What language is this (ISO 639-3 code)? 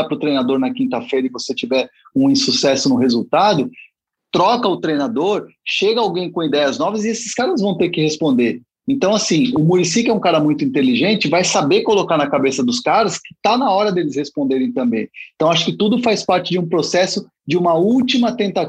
por